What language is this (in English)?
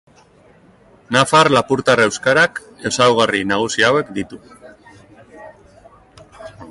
Basque